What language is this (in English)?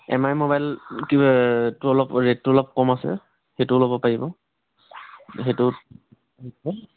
Assamese